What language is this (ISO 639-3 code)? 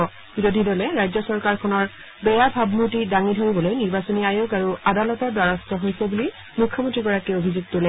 asm